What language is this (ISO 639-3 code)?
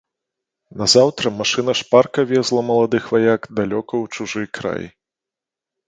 bel